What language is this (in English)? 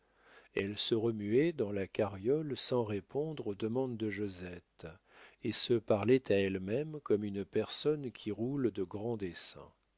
French